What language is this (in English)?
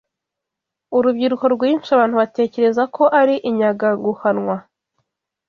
Kinyarwanda